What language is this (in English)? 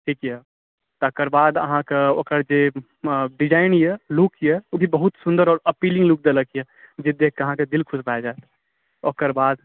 Maithili